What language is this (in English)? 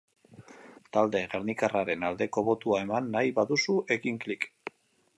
Basque